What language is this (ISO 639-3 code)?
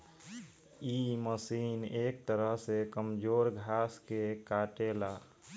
bho